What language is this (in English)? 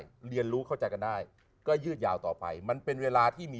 Thai